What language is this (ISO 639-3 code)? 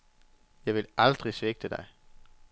dan